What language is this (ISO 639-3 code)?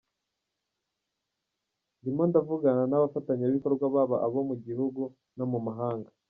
kin